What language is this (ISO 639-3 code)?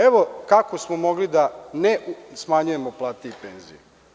srp